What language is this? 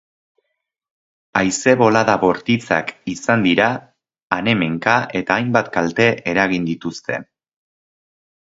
Basque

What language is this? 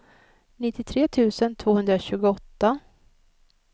Swedish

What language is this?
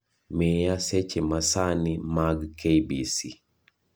Luo (Kenya and Tanzania)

